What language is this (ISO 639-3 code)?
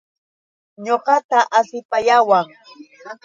qux